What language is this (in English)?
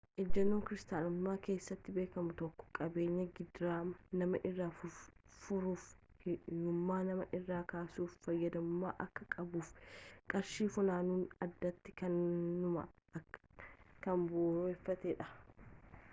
Oromo